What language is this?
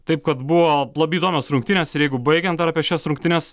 Lithuanian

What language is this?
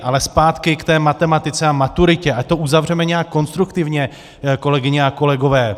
Czech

